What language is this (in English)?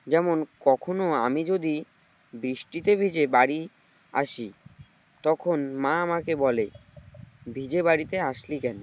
Bangla